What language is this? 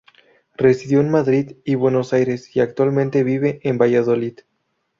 Spanish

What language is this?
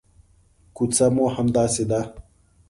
Pashto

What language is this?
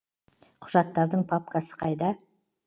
Kazakh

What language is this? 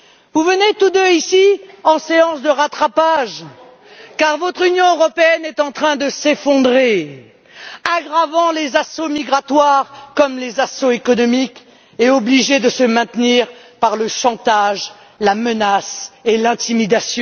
French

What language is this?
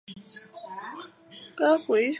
Chinese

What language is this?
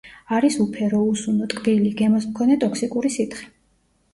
Georgian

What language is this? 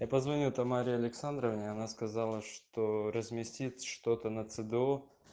Russian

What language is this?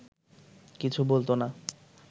Bangla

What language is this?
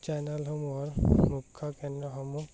Assamese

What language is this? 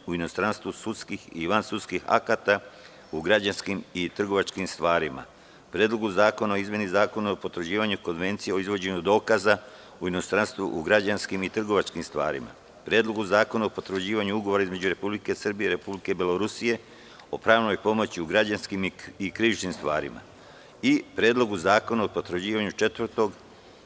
Serbian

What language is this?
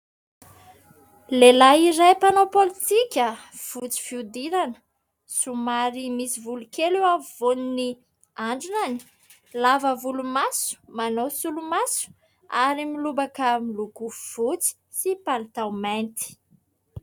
Malagasy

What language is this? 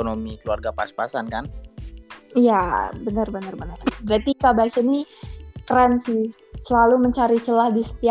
Indonesian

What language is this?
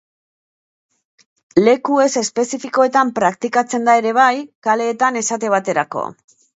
Basque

